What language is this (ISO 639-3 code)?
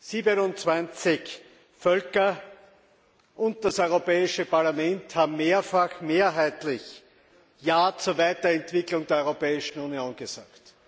deu